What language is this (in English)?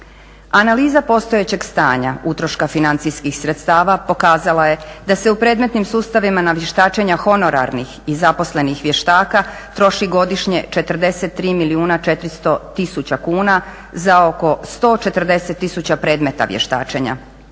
Croatian